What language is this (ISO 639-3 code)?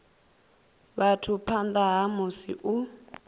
ven